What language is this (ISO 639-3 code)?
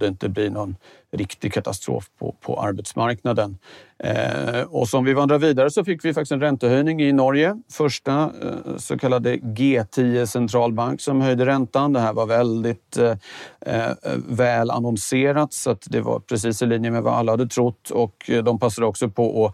swe